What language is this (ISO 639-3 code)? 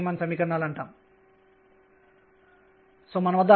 tel